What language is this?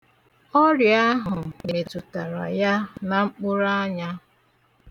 Igbo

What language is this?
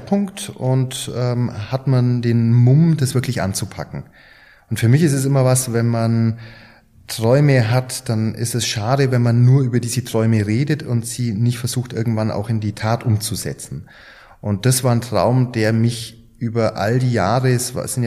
German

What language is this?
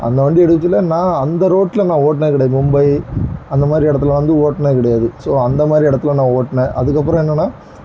Tamil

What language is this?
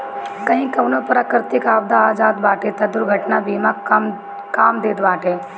Bhojpuri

